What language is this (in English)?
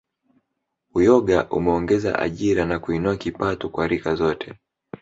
Swahili